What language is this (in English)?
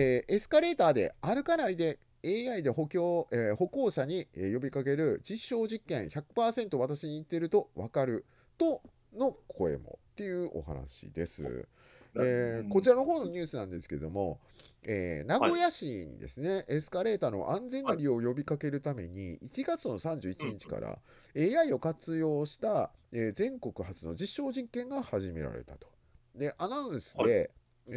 Japanese